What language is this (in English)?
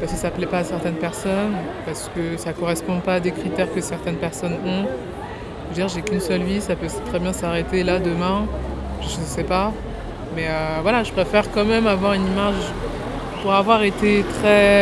French